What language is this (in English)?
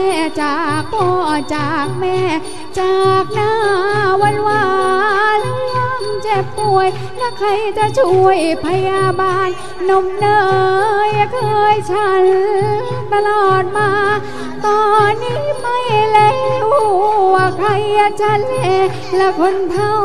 Thai